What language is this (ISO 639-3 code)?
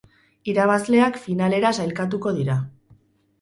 eus